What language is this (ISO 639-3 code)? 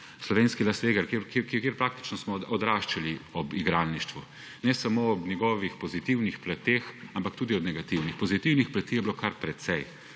slv